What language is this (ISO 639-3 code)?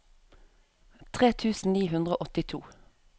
nor